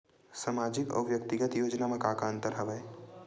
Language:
Chhattisgarhi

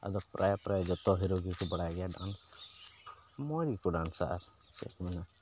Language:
Santali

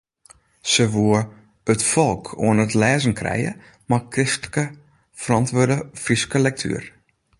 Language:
Western Frisian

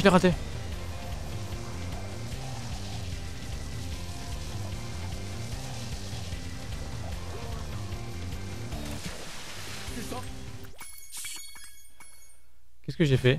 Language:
French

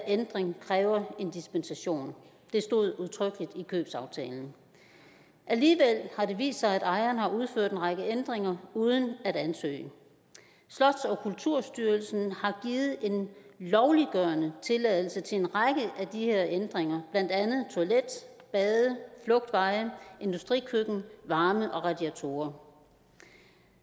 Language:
Danish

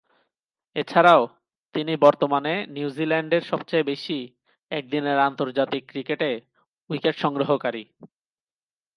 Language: Bangla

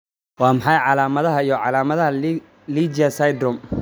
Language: Somali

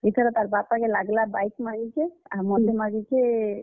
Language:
Odia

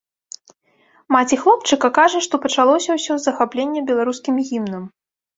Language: Belarusian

